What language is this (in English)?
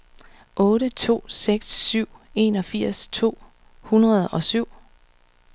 Danish